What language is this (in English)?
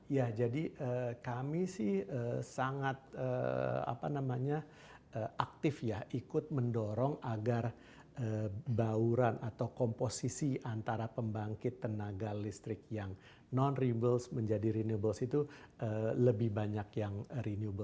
Indonesian